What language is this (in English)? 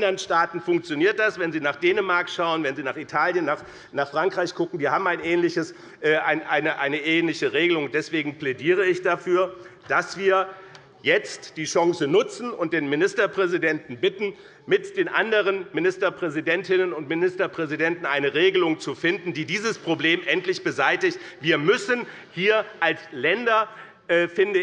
German